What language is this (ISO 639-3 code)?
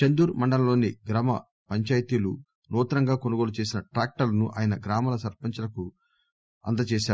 tel